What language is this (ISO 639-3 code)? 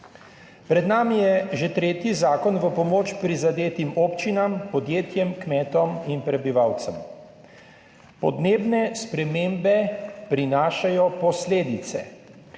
slv